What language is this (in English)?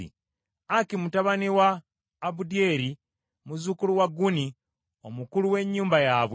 Ganda